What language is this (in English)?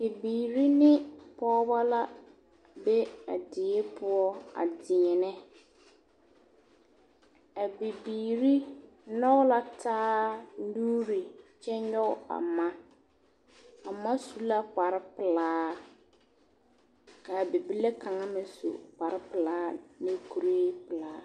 Southern Dagaare